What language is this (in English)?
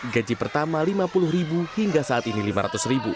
Indonesian